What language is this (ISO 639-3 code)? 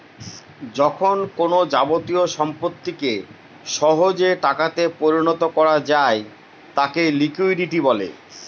ben